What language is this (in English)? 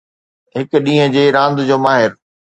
Sindhi